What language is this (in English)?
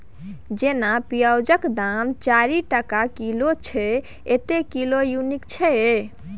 Maithili